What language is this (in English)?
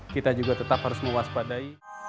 Indonesian